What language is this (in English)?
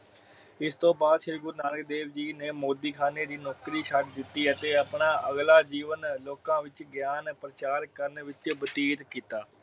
Punjabi